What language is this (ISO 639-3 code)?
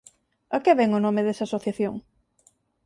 glg